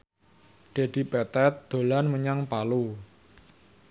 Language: Javanese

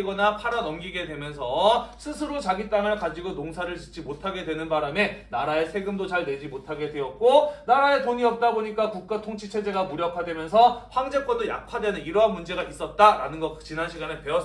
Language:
Korean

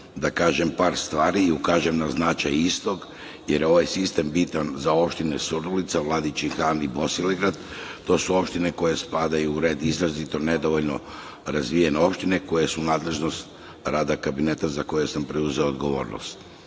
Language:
Serbian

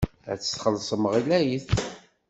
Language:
Kabyle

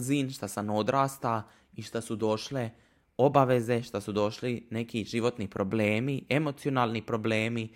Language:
Croatian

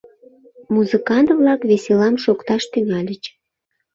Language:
Mari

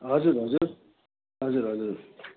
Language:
Nepali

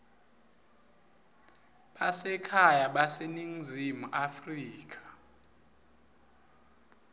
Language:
Swati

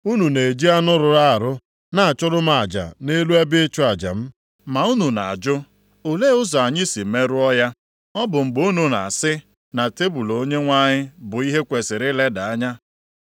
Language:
Igbo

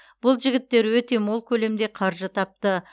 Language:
Kazakh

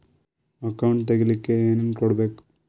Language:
Kannada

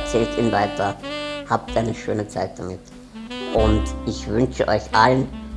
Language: German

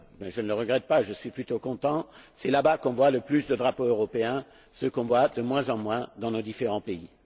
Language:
French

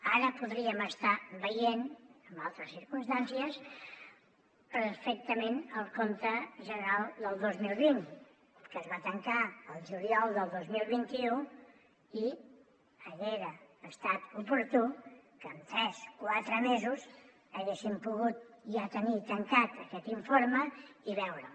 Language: Catalan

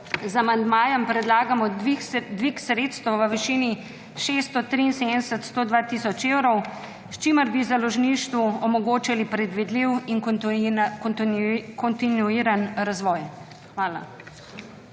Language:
Slovenian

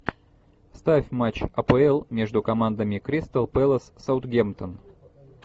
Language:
Russian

